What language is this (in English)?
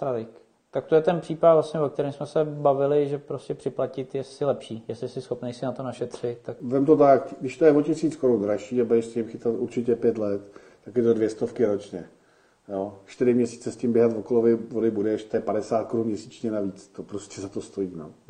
Czech